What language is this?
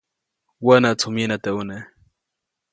Copainalá Zoque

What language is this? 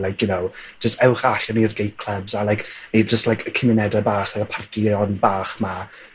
Welsh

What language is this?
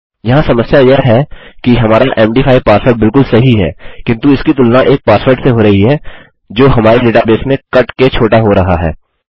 Hindi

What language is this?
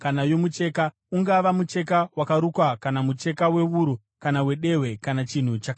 Shona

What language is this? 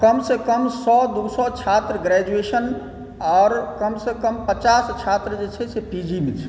Maithili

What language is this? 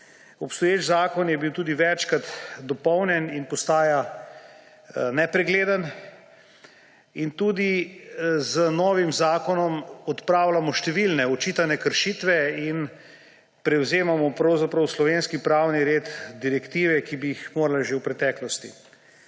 Slovenian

